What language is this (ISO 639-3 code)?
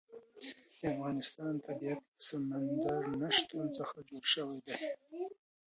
pus